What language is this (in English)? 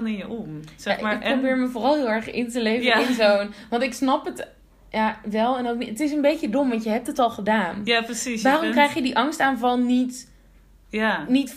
Dutch